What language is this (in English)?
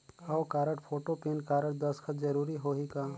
Chhattisgarhi